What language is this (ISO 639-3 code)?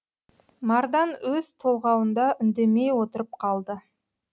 kaz